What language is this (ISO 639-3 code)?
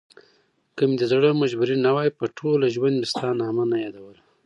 pus